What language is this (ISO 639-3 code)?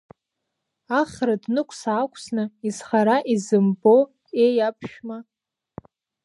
abk